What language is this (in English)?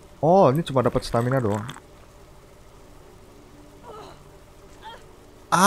Indonesian